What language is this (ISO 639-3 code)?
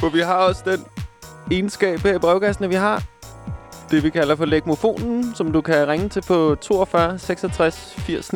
dan